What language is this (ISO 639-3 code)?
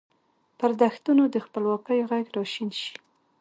pus